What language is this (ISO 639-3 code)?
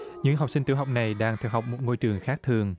vie